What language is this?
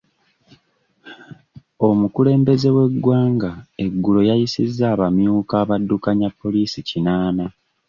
Ganda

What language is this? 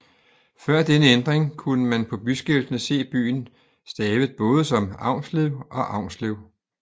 Danish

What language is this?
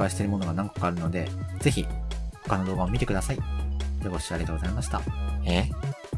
Japanese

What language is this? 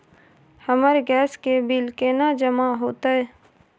Maithili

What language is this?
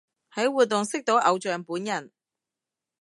Cantonese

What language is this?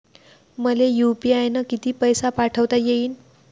Marathi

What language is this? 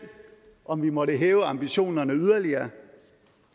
Danish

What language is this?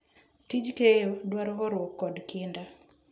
Luo (Kenya and Tanzania)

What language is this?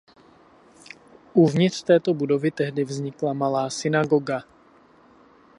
Czech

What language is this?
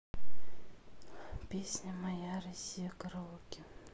Russian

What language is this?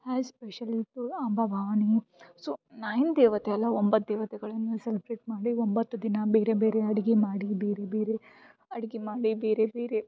Kannada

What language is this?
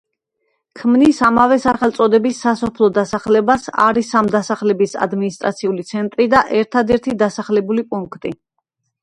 Georgian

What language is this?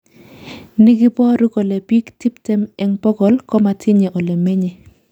Kalenjin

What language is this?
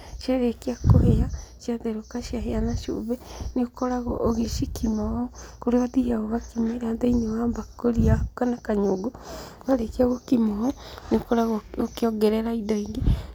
Kikuyu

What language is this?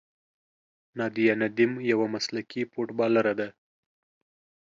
Pashto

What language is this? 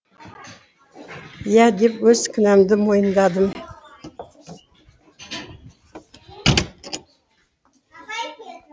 Kazakh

